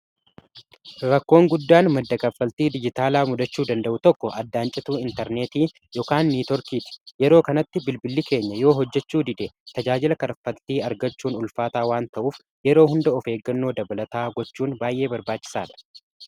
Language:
Oromo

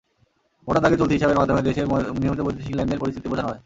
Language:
Bangla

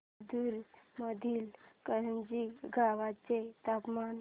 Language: Marathi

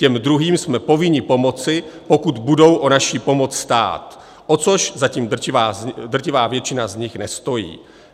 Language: Czech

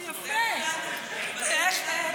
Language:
Hebrew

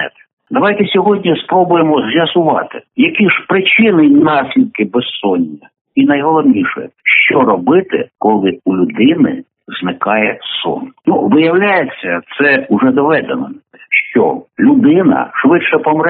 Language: Ukrainian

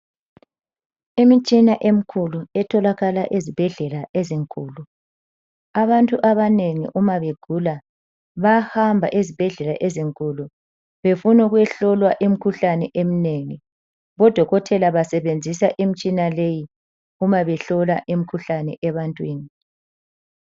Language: North Ndebele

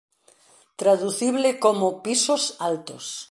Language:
Galician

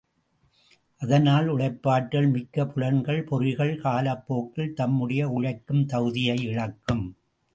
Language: Tamil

